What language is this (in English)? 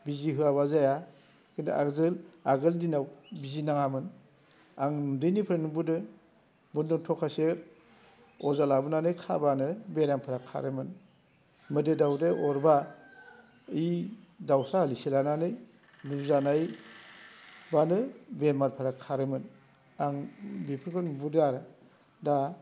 Bodo